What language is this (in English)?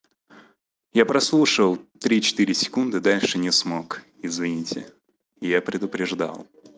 Russian